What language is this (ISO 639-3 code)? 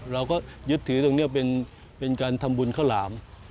tha